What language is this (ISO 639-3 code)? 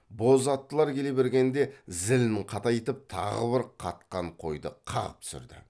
kaz